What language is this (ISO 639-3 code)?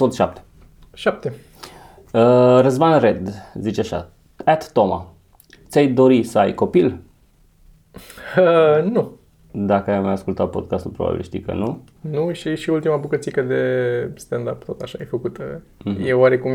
ron